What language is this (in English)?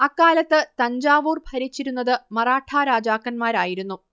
Malayalam